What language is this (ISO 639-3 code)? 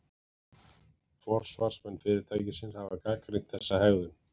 isl